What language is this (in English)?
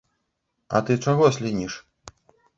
Belarusian